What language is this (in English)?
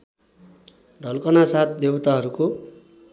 Nepali